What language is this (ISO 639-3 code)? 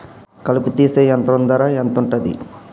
tel